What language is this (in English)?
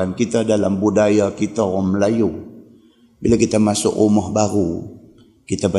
Malay